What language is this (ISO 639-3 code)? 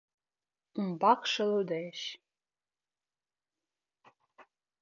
chm